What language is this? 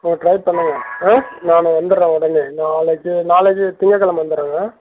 Tamil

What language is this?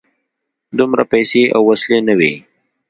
Pashto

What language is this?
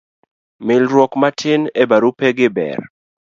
Luo (Kenya and Tanzania)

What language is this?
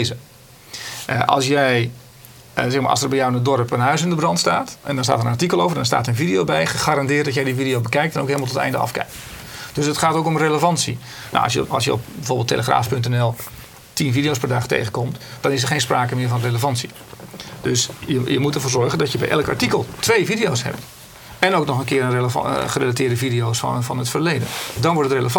Dutch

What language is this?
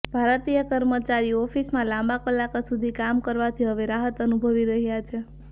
Gujarati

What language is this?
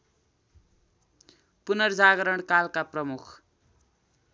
Nepali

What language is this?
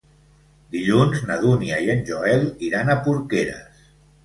Catalan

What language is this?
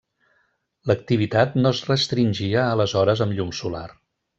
Catalan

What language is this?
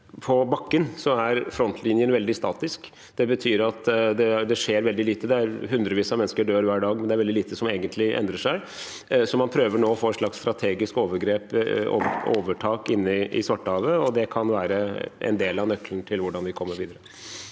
Norwegian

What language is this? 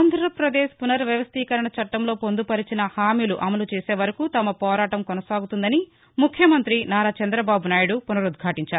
Telugu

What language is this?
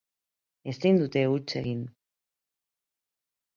Basque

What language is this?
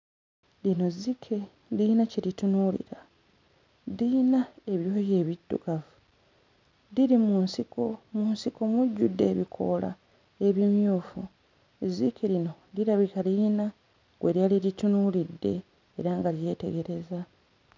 Ganda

